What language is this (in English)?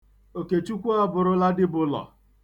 Igbo